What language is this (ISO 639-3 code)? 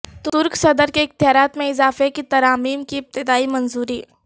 urd